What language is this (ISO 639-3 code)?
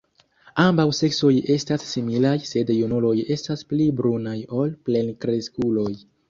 epo